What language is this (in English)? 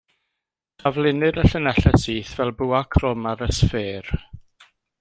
Welsh